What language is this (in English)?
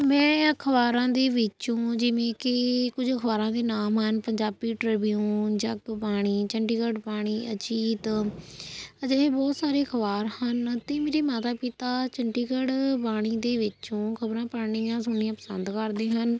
Punjabi